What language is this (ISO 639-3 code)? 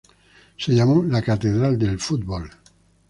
spa